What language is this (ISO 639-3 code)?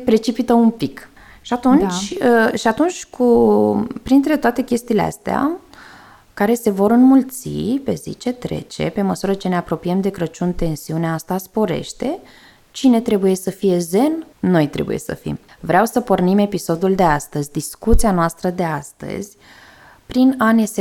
ron